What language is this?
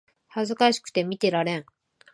Japanese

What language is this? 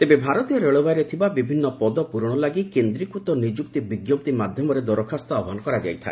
Odia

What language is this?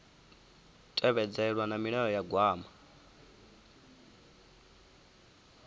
Venda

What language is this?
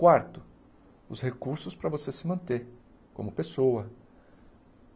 Portuguese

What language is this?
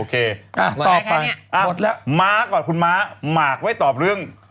Thai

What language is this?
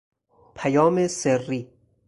Persian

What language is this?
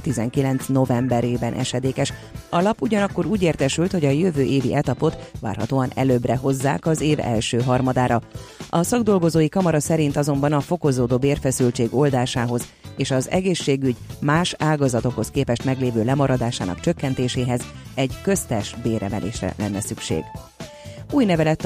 Hungarian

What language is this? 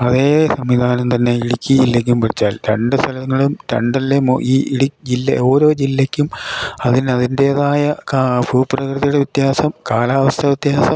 Malayalam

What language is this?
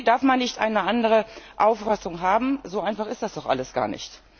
German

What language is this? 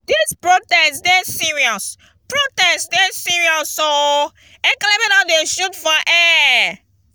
Nigerian Pidgin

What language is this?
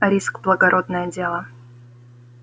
Russian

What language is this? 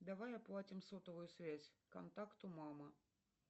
Russian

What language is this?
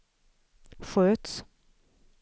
Swedish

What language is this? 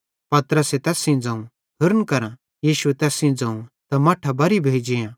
Bhadrawahi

